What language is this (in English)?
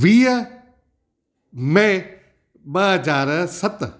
Sindhi